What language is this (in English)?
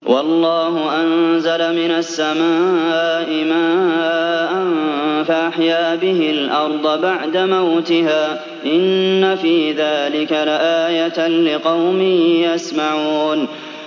Arabic